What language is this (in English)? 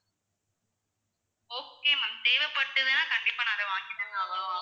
Tamil